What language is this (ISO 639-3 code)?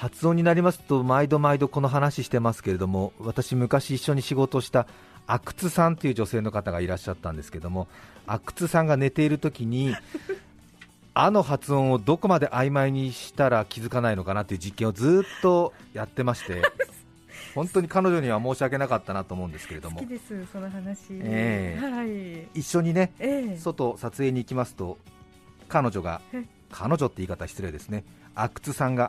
jpn